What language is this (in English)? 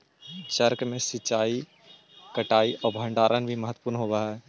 Magahi